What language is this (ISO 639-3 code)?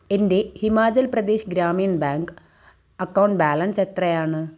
mal